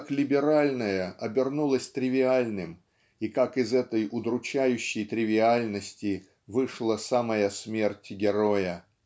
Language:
Russian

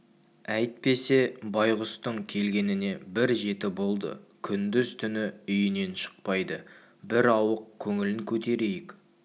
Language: Kazakh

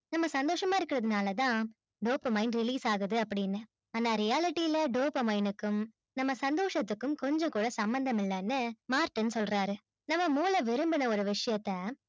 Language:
Tamil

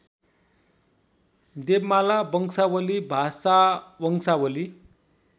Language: Nepali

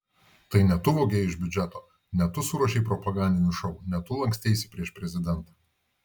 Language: Lithuanian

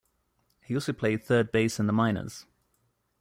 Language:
English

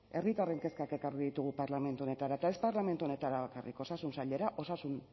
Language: Basque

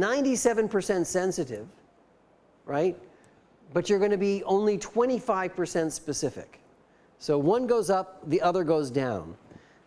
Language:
English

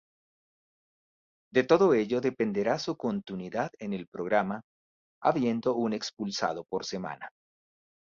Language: Spanish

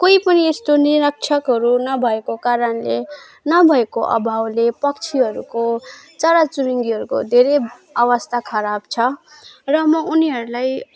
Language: Nepali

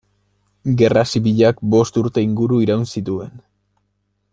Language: Basque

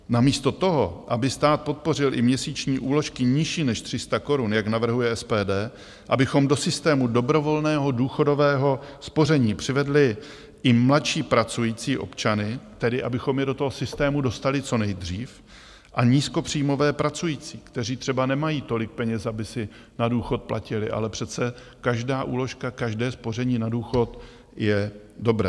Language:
Czech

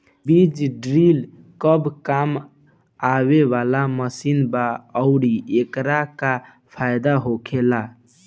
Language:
Bhojpuri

